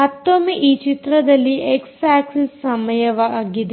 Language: Kannada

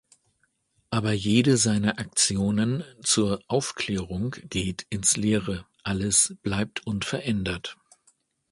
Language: German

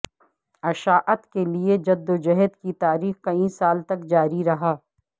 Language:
Urdu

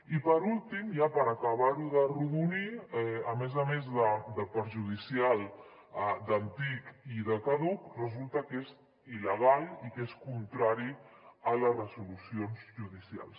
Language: Catalan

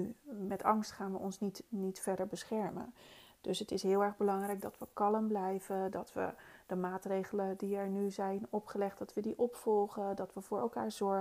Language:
Dutch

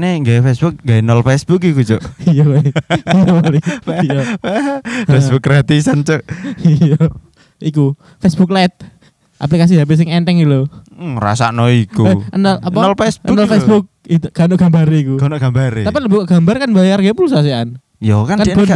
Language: Indonesian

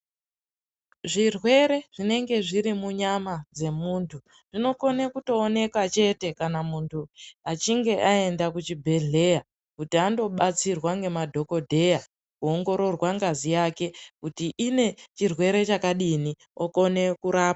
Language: Ndau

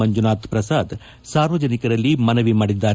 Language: Kannada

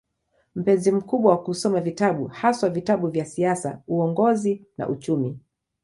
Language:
Swahili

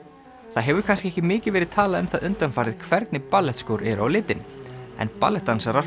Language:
Icelandic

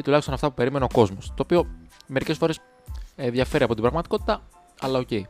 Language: Greek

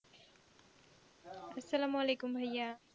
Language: Bangla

